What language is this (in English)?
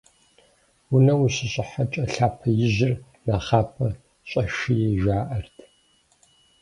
Kabardian